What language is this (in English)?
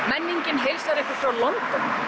Icelandic